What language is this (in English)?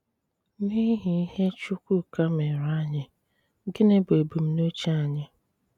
Igbo